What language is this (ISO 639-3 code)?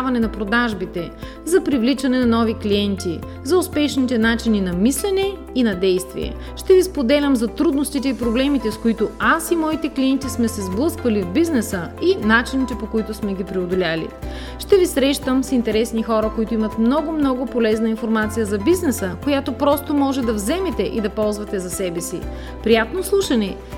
bul